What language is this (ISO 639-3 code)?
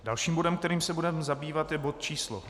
ces